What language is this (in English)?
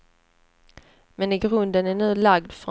Swedish